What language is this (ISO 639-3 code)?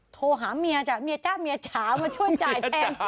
tha